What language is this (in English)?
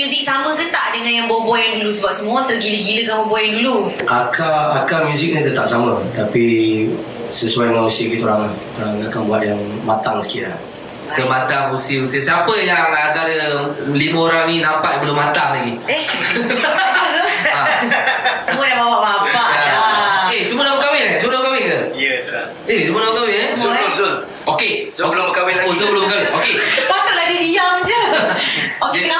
Malay